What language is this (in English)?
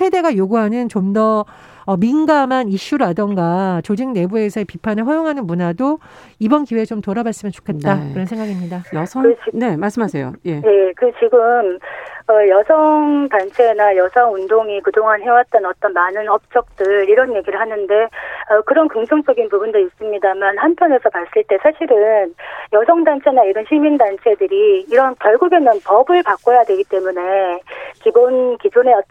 Korean